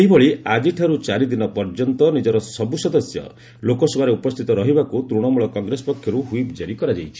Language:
Odia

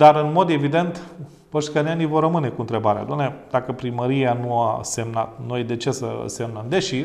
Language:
Romanian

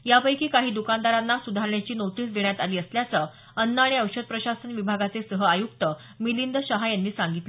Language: Marathi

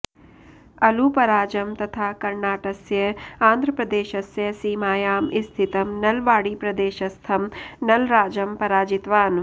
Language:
Sanskrit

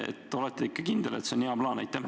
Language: Estonian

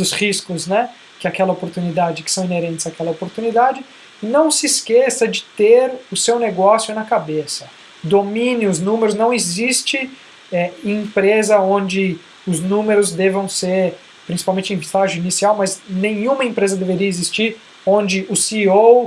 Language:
Portuguese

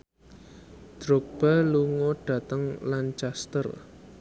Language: Javanese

